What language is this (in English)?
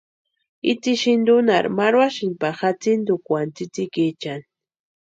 Western Highland Purepecha